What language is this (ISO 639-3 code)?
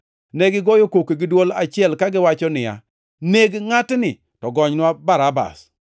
luo